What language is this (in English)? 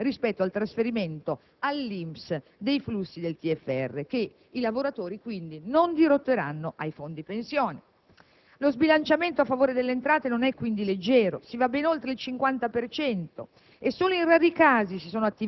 Italian